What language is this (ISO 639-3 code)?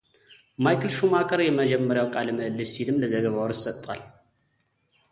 amh